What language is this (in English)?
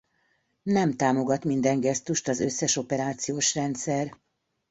Hungarian